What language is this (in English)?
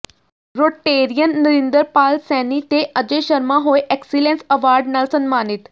Punjabi